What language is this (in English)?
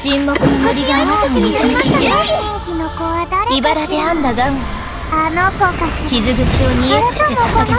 Japanese